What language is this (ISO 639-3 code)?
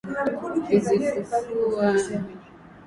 swa